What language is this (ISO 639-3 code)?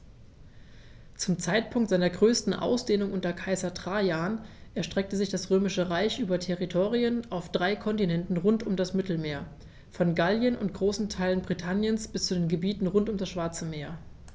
deu